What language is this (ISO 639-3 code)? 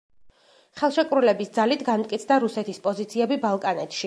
kat